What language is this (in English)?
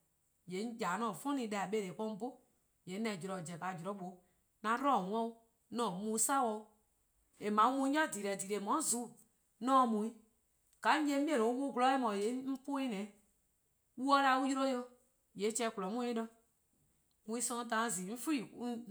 Eastern Krahn